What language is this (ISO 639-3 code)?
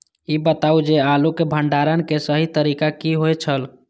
mai